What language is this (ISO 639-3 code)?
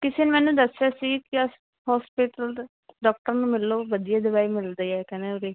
pan